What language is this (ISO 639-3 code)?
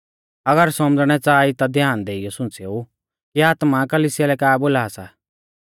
bfz